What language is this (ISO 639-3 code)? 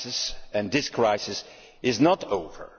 eng